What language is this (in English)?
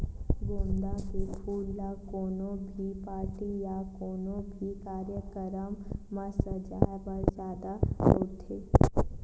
Chhattisgarhi